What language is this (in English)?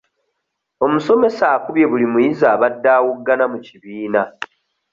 Ganda